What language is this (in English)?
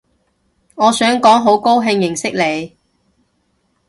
Cantonese